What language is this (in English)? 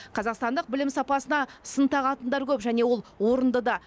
Kazakh